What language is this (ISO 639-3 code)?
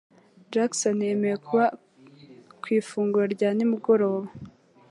kin